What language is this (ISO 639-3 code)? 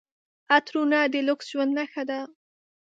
pus